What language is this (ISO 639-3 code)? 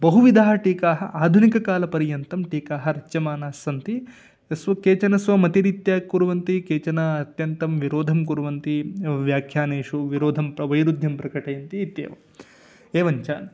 san